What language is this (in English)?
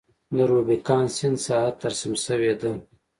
Pashto